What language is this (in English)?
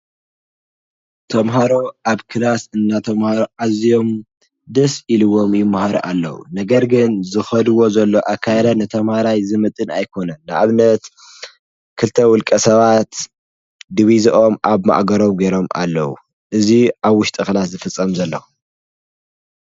Tigrinya